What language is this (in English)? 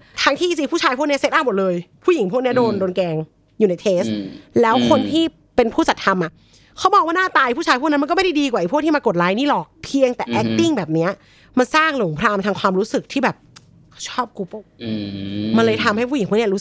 Thai